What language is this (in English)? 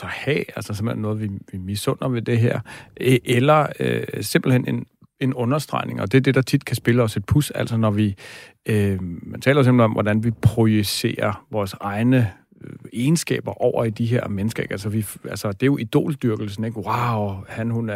Danish